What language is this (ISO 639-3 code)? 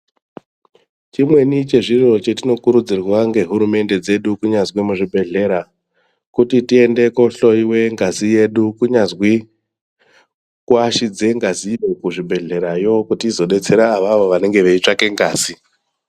ndc